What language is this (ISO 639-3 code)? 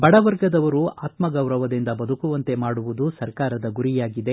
kan